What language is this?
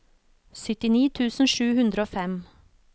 Norwegian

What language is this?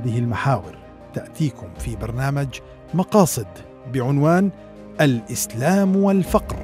Arabic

